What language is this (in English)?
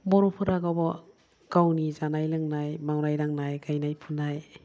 Bodo